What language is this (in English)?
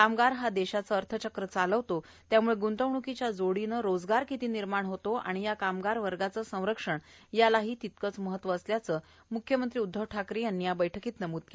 Marathi